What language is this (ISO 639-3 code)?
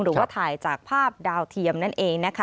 tha